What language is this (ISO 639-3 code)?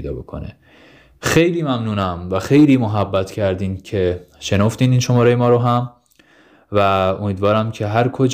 fas